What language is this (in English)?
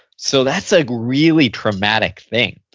English